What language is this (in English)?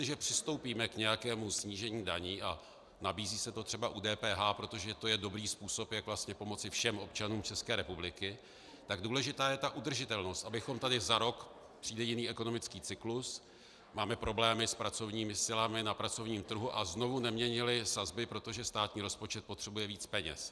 Czech